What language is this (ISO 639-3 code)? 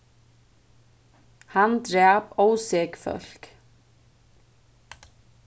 fao